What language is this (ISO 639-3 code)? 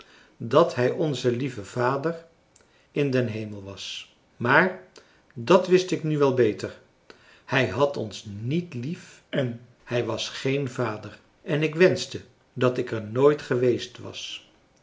nld